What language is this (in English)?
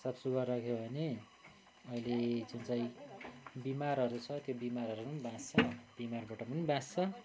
Nepali